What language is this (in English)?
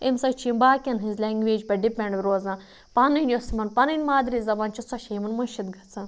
Kashmiri